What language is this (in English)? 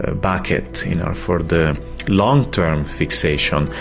English